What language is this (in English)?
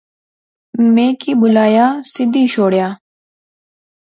Pahari-Potwari